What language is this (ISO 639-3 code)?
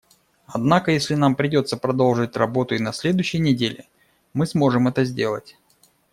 rus